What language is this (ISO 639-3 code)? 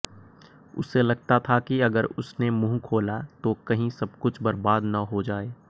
hin